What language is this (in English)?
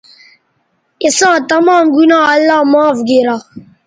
Bateri